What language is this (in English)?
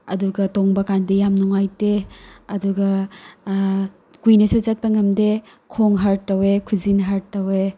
Manipuri